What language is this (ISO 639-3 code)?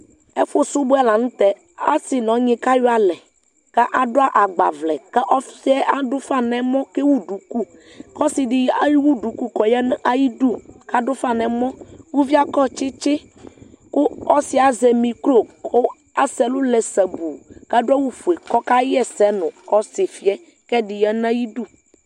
kpo